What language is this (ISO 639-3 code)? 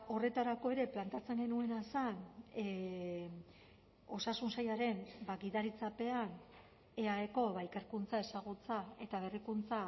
eus